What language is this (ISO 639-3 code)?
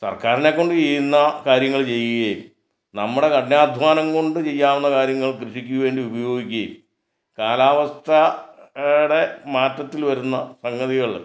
mal